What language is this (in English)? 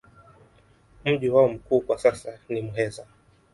Swahili